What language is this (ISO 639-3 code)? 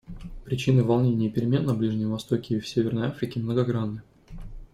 rus